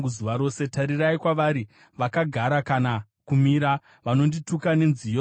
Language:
Shona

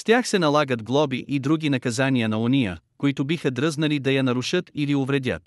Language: Bulgarian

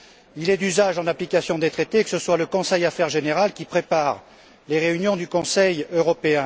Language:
French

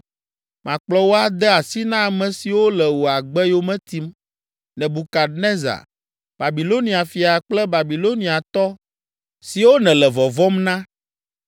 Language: Ewe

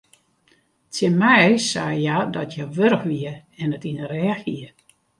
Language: Western Frisian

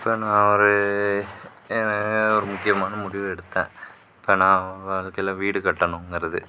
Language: Tamil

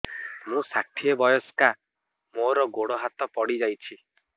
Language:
Odia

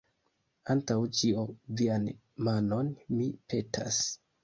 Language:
Esperanto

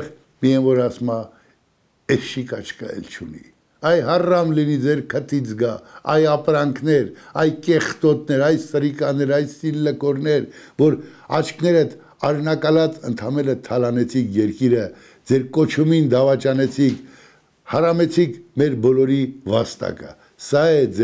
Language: Romanian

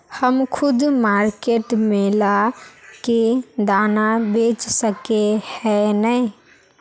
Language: Magahi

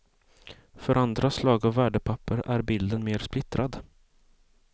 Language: Swedish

